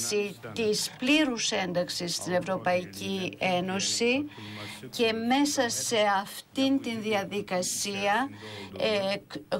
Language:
Greek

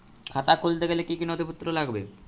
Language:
Bangla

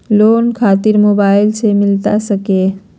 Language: Magahi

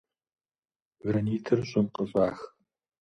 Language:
Kabardian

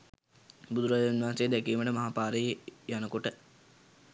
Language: Sinhala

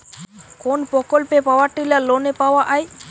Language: Bangla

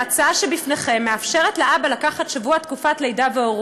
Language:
Hebrew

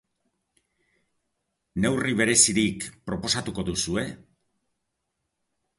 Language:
Basque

